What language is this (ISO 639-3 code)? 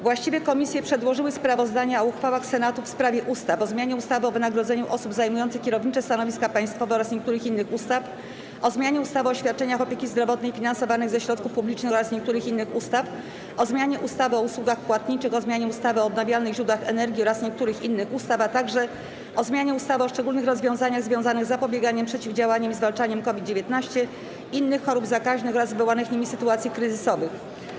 pol